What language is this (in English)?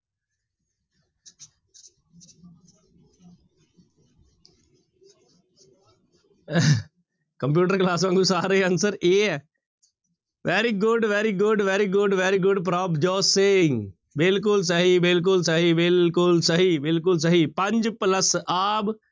Punjabi